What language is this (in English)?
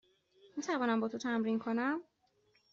Persian